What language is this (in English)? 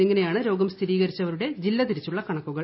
Malayalam